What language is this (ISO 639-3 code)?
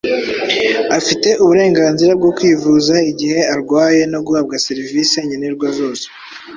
kin